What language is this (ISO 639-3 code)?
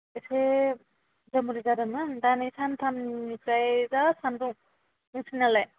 brx